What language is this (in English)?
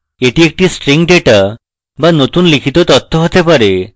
Bangla